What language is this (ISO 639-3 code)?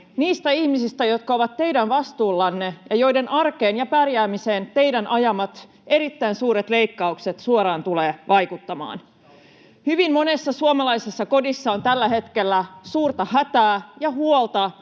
fin